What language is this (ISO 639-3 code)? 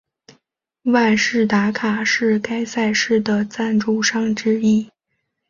zho